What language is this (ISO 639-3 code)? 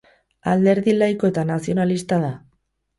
eus